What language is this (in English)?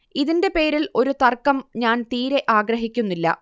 Malayalam